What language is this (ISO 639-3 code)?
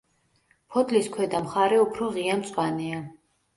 kat